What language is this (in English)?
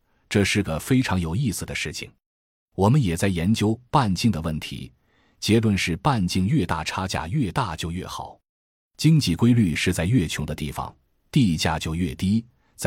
Chinese